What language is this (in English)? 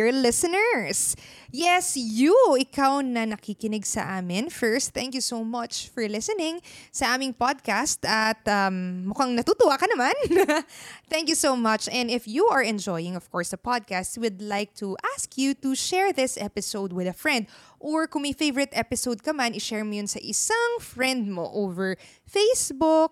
Filipino